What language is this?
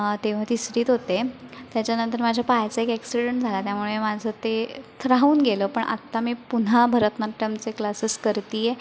Marathi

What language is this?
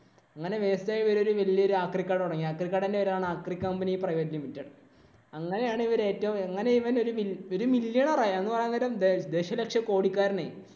Malayalam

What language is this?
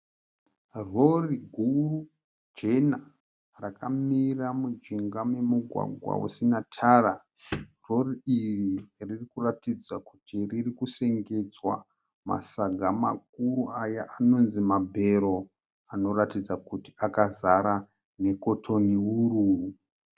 Shona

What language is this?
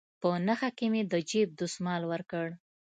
Pashto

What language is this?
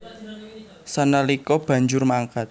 Javanese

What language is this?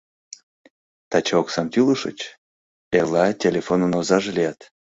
Mari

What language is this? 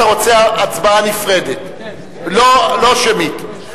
Hebrew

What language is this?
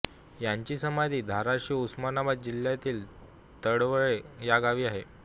Marathi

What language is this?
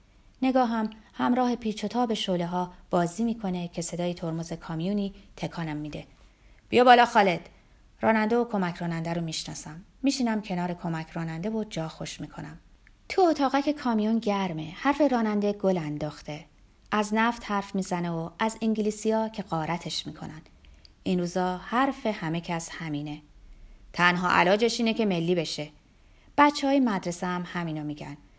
Persian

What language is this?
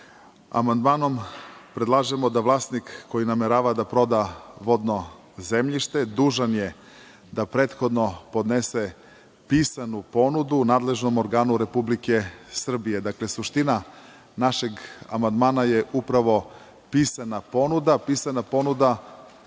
Serbian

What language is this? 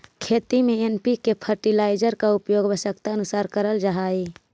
Magahi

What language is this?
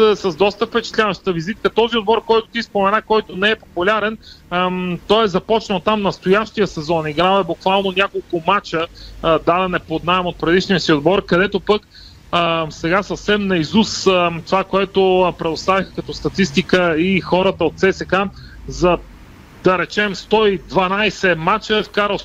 Bulgarian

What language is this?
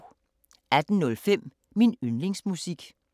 Danish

